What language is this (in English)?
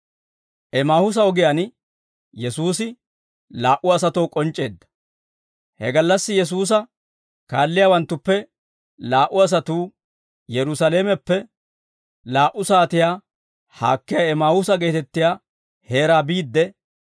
Dawro